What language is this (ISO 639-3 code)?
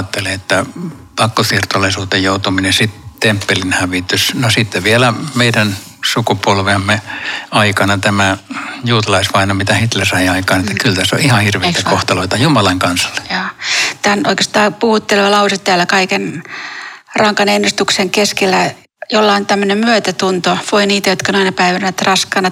fin